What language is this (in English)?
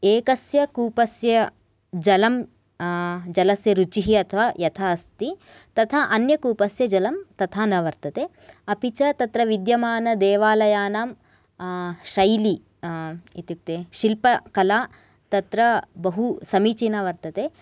Sanskrit